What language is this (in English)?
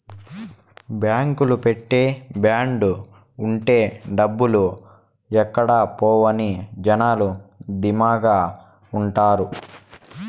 Telugu